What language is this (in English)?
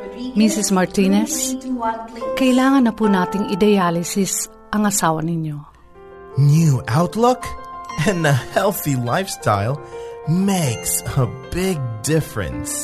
Filipino